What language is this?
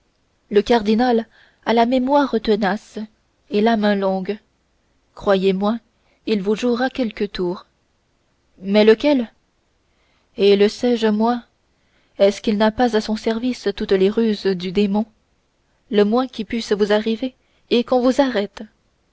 French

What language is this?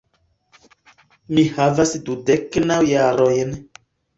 Esperanto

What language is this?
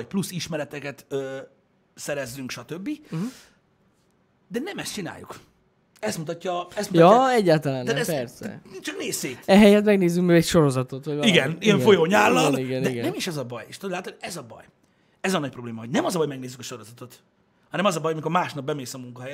Hungarian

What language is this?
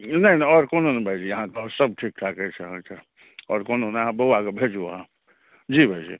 Maithili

